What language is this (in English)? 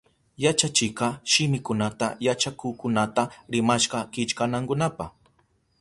Southern Pastaza Quechua